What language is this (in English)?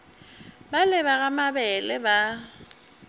Northern Sotho